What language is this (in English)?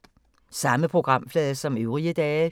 Danish